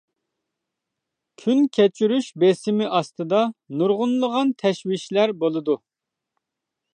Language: Uyghur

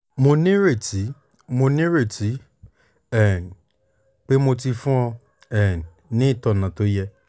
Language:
Yoruba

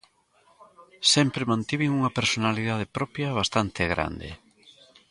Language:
Galician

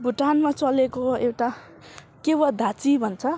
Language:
Nepali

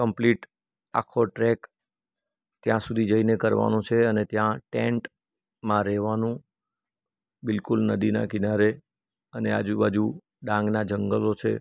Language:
Gujarati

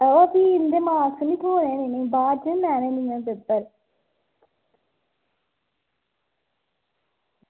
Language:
Dogri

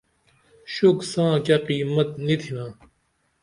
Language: Dameli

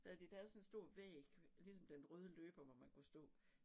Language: Danish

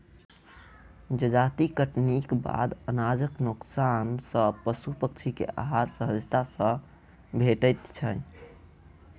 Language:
Maithili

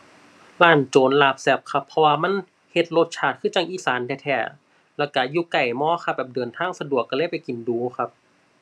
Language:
Thai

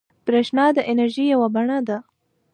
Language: Pashto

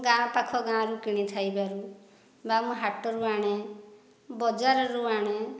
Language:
Odia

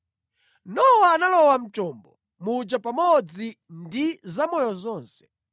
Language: Nyanja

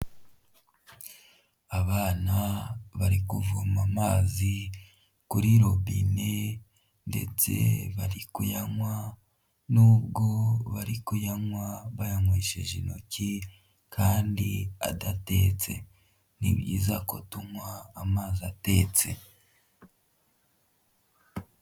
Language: Kinyarwanda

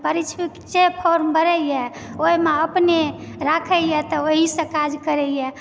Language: Maithili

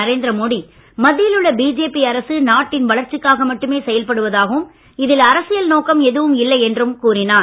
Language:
Tamil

